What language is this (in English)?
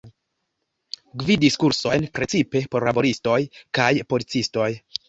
Esperanto